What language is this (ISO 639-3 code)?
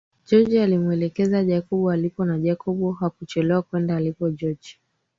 swa